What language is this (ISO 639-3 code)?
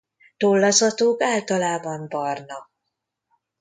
hun